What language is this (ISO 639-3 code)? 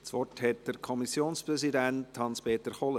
gsw